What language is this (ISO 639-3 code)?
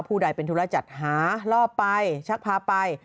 tha